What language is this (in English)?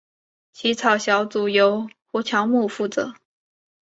Chinese